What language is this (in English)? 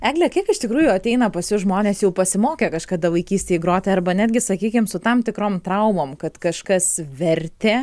Lithuanian